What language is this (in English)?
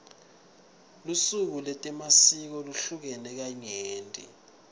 Swati